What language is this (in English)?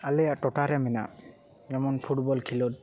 Santali